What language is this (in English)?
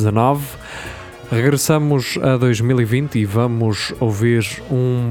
Portuguese